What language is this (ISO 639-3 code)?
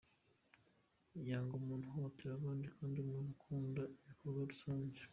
kin